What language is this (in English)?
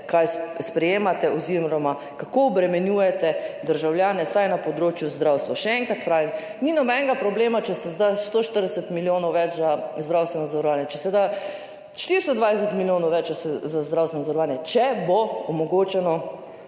Slovenian